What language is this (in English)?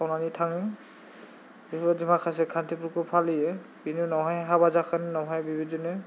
Bodo